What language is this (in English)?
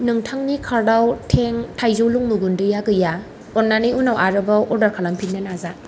Bodo